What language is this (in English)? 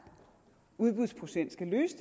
Danish